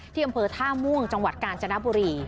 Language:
Thai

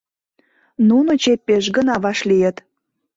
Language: Mari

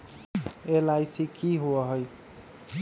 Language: Magahi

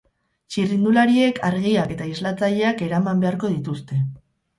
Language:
Basque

